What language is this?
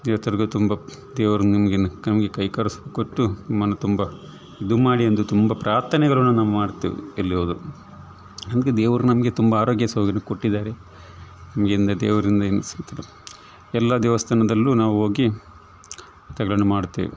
Kannada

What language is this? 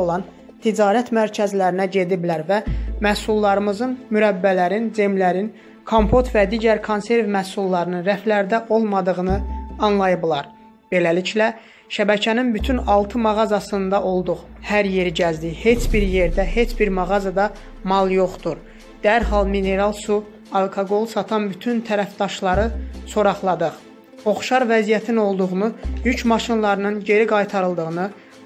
Turkish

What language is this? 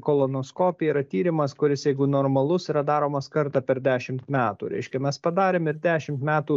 Lithuanian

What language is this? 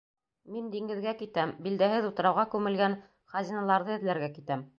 Bashkir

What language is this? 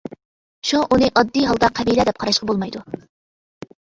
Uyghur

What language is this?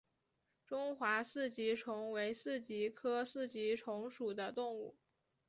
Chinese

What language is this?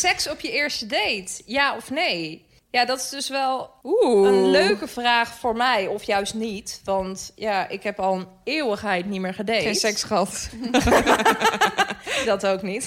Dutch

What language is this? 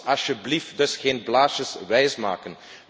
Dutch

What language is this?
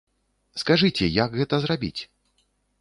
Belarusian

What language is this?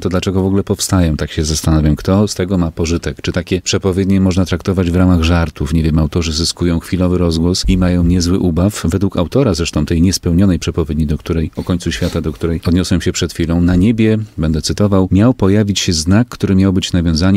Polish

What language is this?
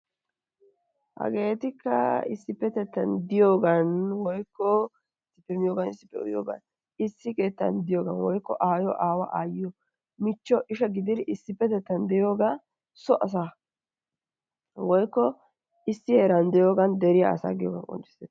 Wolaytta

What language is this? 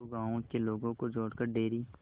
Hindi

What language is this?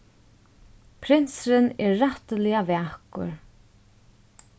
Faroese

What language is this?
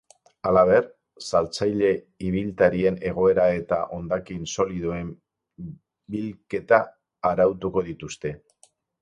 Basque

